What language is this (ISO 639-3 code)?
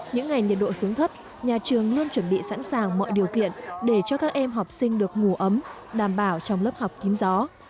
vie